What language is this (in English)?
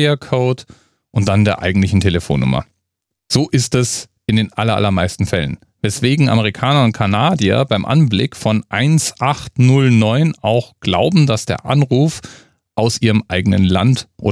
German